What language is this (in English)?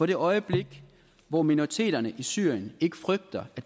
Danish